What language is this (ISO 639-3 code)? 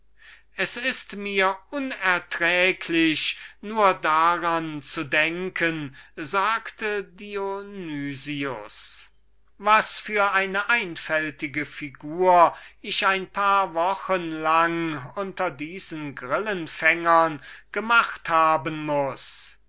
deu